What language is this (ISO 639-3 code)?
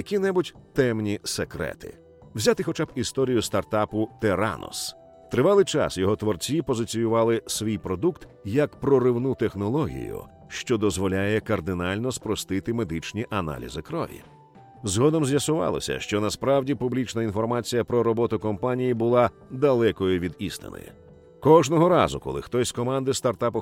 ukr